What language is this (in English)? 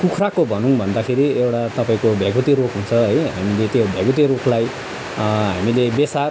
Nepali